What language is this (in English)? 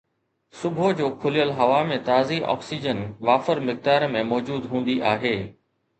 Sindhi